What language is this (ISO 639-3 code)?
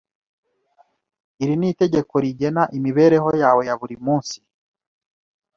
kin